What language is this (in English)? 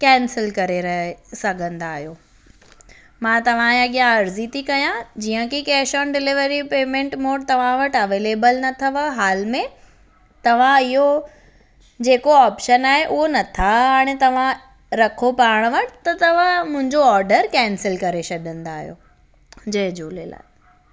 Sindhi